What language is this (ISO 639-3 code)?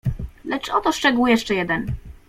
pol